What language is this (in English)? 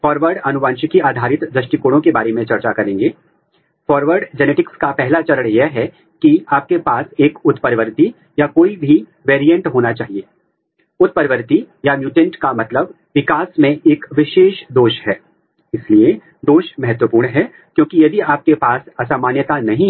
Hindi